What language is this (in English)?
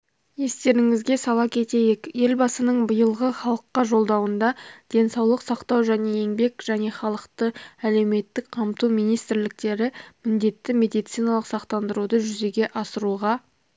Kazakh